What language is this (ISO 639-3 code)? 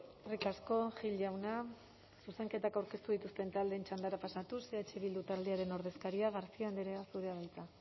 eus